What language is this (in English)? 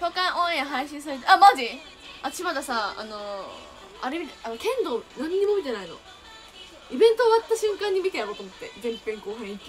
Japanese